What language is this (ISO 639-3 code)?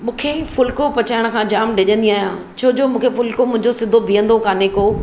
snd